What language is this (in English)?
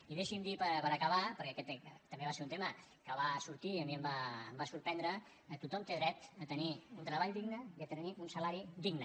Catalan